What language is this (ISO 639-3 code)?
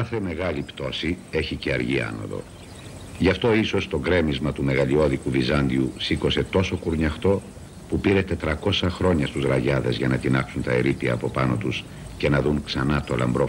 ell